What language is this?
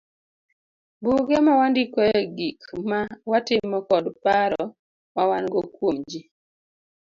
Luo (Kenya and Tanzania)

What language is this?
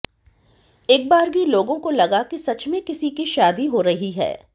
Hindi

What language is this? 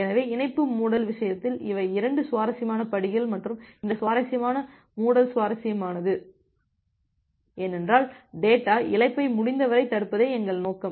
Tamil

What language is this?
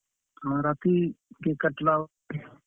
Odia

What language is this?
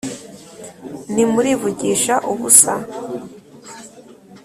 Kinyarwanda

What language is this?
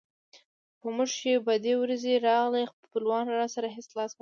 Pashto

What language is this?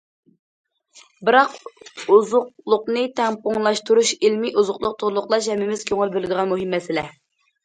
Uyghur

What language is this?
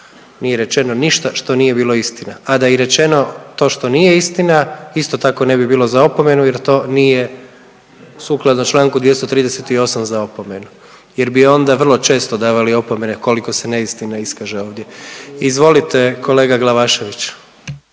Croatian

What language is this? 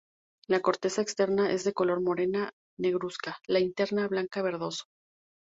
Spanish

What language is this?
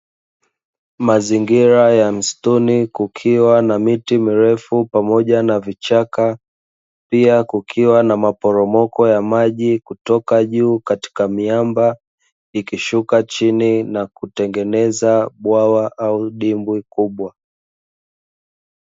Swahili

